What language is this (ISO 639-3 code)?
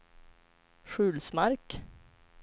swe